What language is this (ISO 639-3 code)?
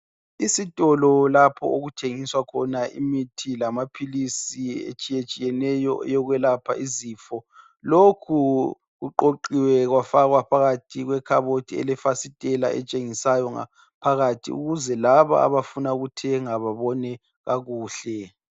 nde